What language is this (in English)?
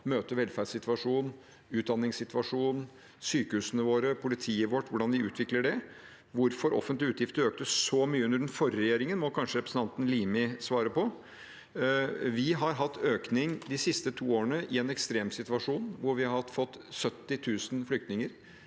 Norwegian